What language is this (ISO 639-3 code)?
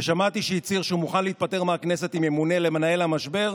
heb